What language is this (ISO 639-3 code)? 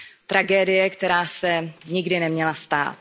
ces